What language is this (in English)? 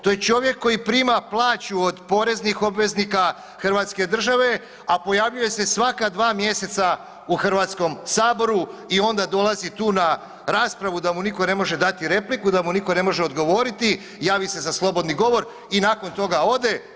Croatian